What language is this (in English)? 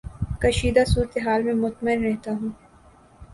Urdu